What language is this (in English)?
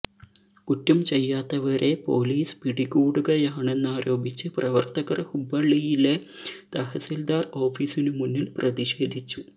Malayalam